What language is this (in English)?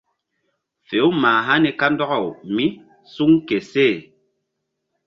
Mbum